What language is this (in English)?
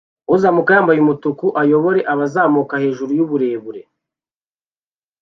Kinyarwanda